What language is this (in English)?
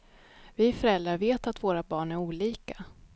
Swedish